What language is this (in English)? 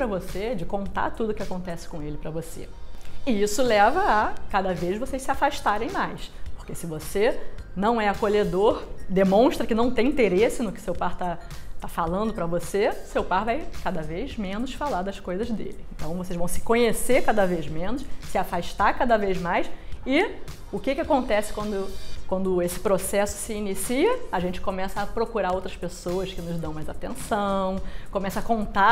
Portuguese